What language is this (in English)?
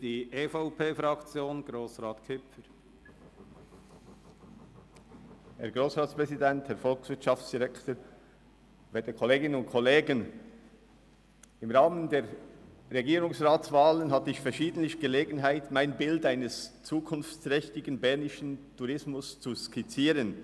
Swiss German